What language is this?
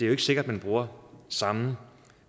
Danish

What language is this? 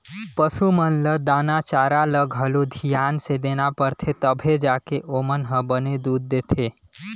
Chhattisgarhi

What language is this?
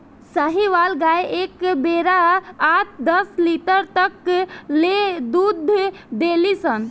Bhojpuri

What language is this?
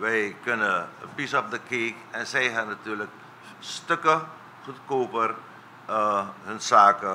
Dutch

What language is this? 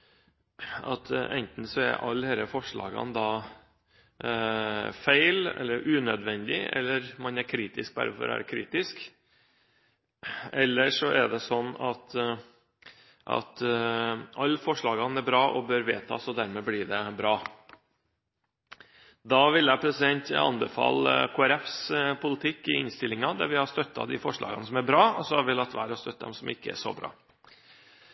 Norwegian Bokmål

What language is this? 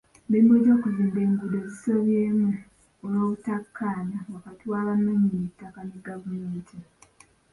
Ganda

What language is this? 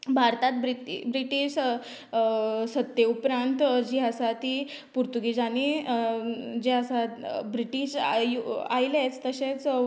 Konkani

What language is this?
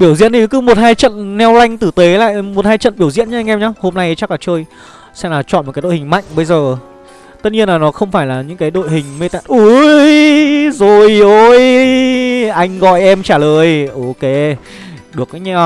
Vietnamese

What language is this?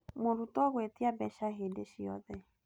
Kikuyu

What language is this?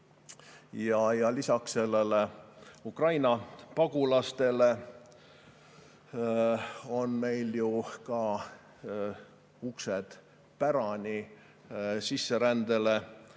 Estonian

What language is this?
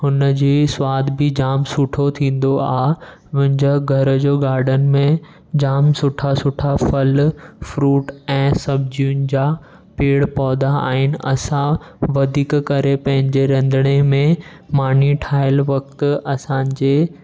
Sindhi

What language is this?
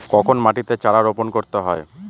Bangla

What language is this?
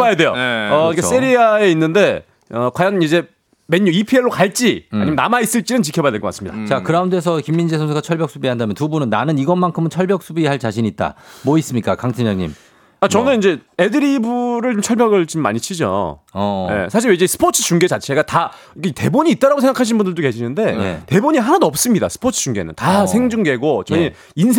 Korean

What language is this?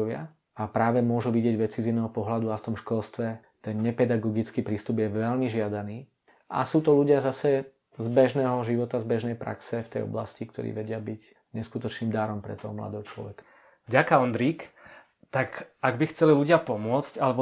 Czech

